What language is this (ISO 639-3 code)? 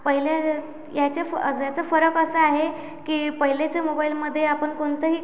mar